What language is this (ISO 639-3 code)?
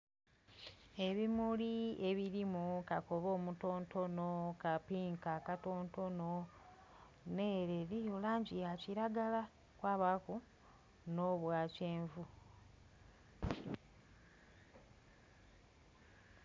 xog